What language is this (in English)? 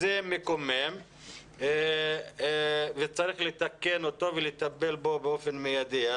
Hebrew